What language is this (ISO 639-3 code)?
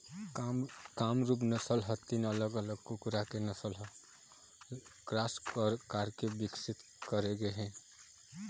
hne